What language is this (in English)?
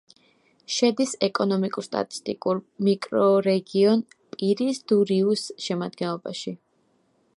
Georgian